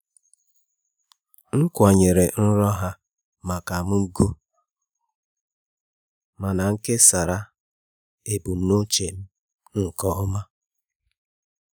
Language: Igbo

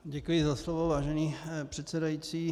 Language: Czech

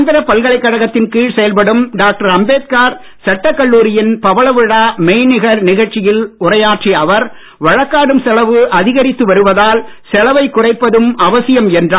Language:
Tamil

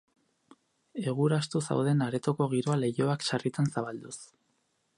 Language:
Basque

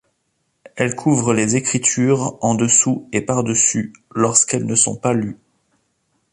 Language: French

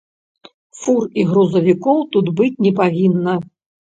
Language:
Belarusian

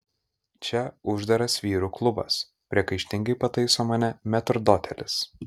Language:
Lithuanian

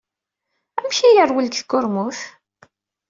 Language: Kabyle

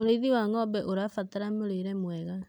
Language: Kikuyu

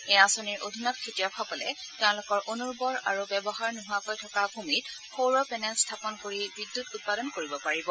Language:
Assamese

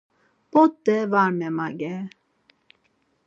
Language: Laz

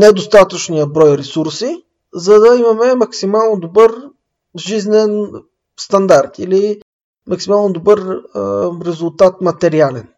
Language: Bulgarian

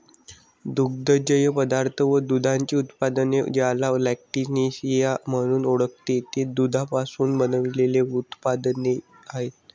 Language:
Marathi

